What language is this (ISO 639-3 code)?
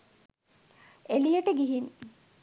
sin